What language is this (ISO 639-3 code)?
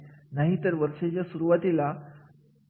mar